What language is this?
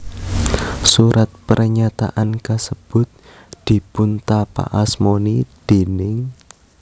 Javanese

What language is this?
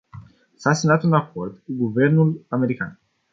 Romanian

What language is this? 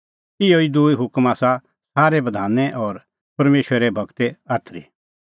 Kullu Pahari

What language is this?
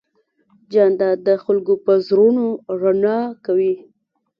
Pashto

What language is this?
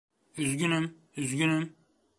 Turkish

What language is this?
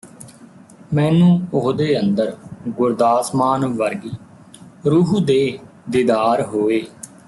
Punjabi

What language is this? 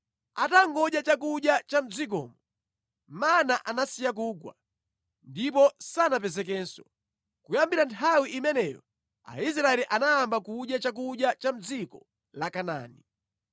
Nyanja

